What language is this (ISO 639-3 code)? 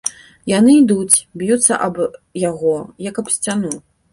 bel